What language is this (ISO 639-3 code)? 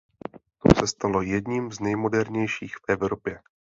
ces